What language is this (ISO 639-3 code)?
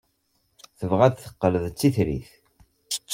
kab